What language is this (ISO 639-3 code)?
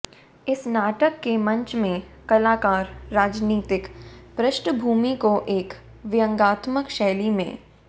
hin